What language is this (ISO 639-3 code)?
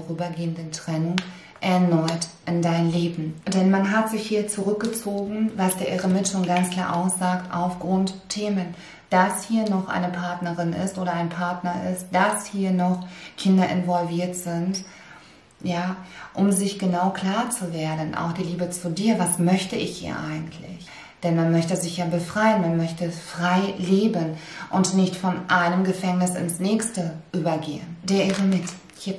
deu